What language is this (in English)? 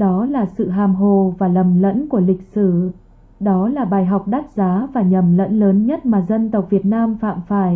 Vietnamese